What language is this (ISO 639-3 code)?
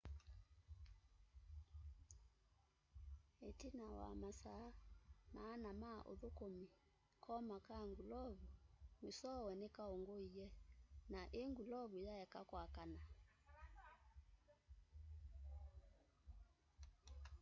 kam